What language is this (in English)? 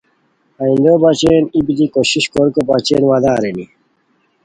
Khowar